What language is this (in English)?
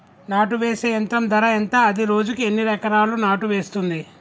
Telugu